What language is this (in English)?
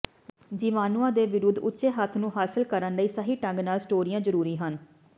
Punjabi